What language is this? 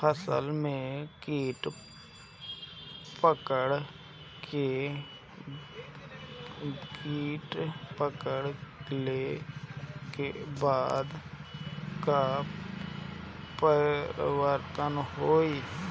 Bhojpuri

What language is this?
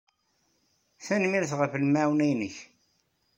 Kabyle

